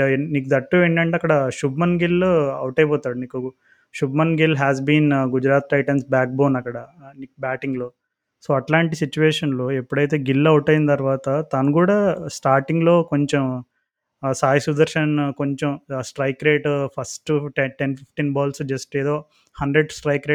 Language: Telugu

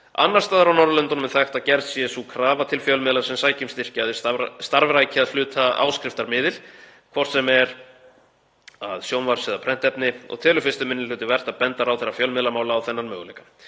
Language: Icelandic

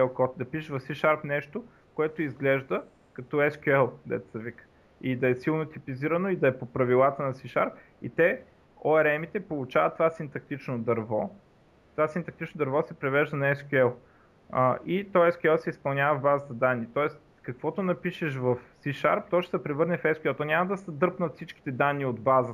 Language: Bulgarian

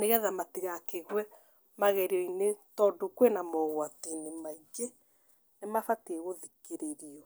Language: Kikuyu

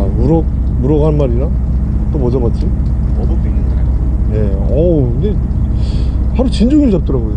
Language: Korean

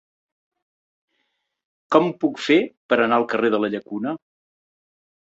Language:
Catalan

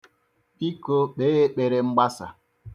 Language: Igbo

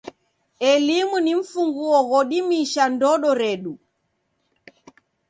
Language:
Taita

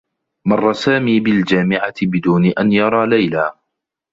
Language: Arabic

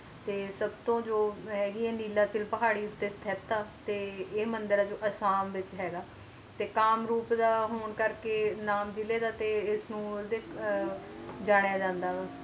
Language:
Punjabi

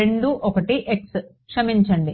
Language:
Telugu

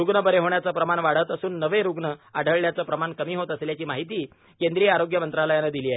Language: Marathi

